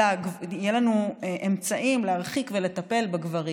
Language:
Hebrew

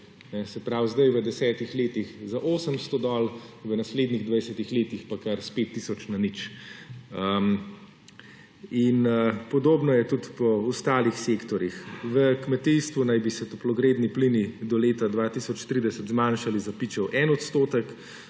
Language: Slovenian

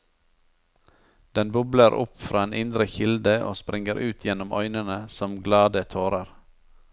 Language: Norwegian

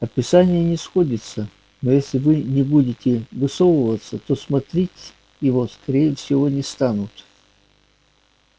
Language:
Russian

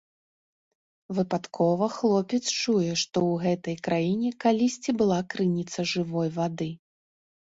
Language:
Belarusian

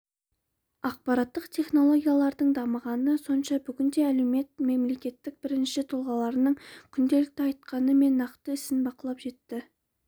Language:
Kazakh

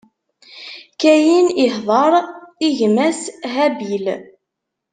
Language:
Kabyle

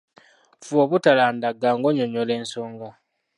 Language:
Ganda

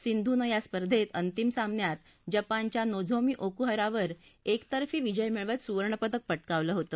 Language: Marathi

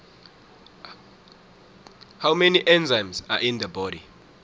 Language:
South Ndebele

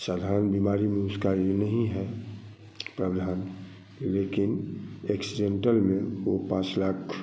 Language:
Hindi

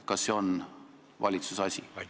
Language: Estonian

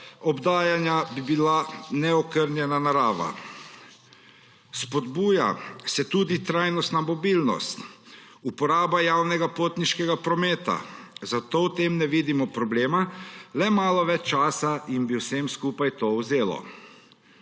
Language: Slovenian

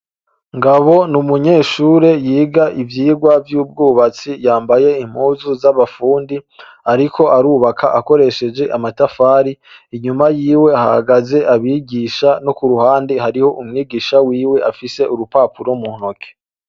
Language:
Rundi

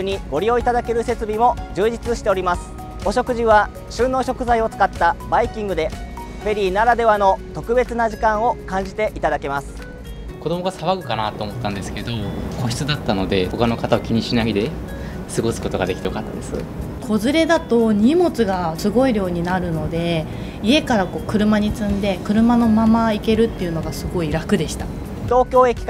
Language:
Japanese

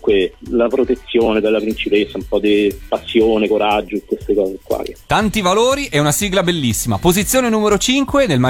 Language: Italian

